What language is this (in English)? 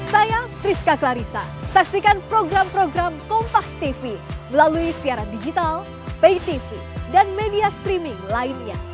Indonesian